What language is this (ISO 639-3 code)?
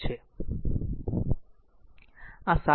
guj